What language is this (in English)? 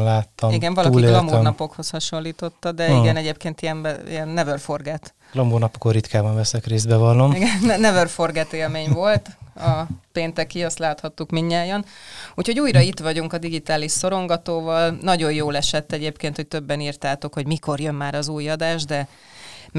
Hungarian